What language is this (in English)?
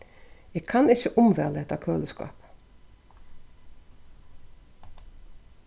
Faroese